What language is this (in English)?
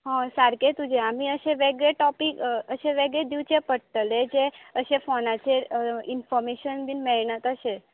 Konkani